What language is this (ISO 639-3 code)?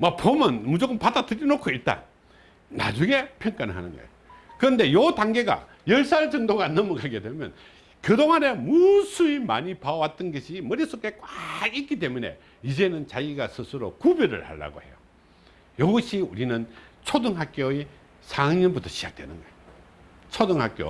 kor